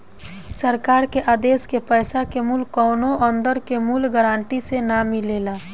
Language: Bhojpuri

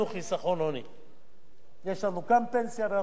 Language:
Hebrew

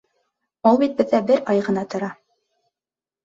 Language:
Bashkir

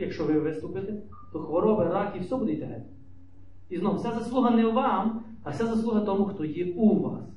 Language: Ukrainian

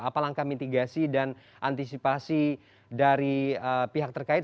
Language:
Indonesian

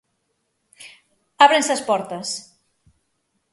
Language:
Galician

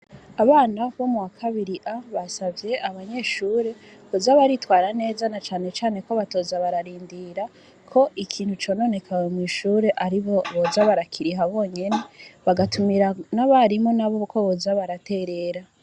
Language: Rundi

